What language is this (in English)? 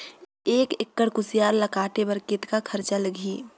Chhattisgarhi